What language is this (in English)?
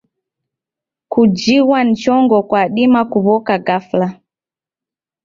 Taita